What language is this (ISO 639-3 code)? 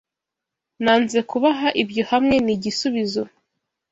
kin